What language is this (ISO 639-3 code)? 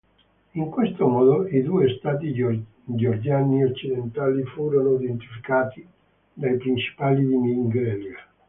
ita